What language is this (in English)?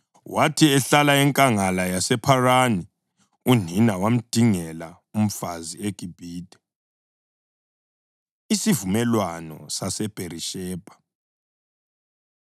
North Ndebele